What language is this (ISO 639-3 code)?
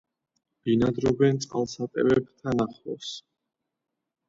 kat